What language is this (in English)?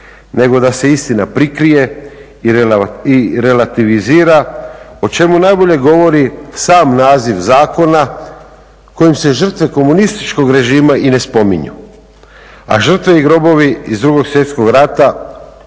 Croatian